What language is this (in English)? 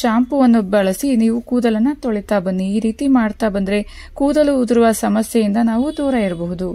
Kannada